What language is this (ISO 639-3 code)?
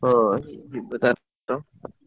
ori